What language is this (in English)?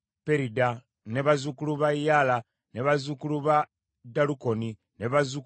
Ganda